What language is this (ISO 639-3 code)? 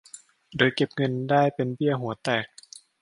tha